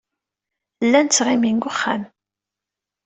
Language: Kabyle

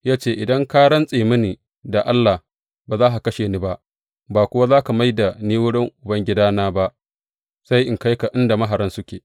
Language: Hausa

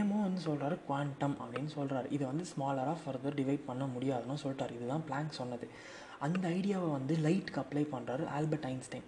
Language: Tamil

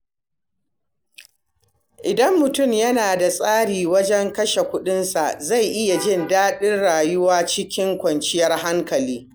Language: Hausa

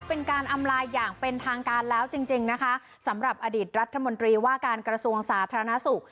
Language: Thai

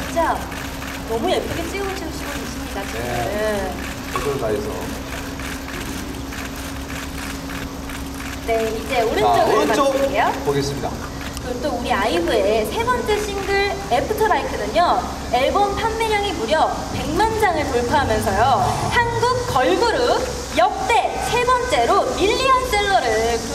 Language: Korean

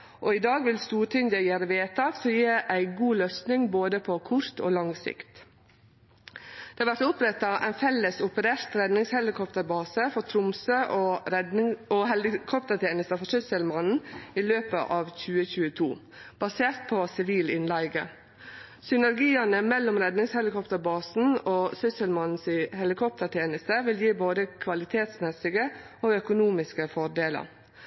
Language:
Norwegian Nynorsk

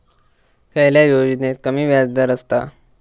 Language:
Marathi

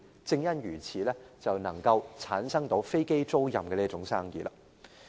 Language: Cantonese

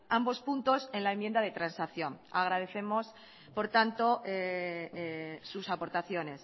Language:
Spanish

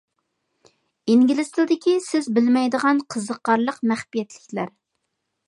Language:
Uyghur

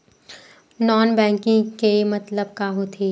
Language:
Chhattisgarhi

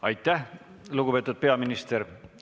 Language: Estonian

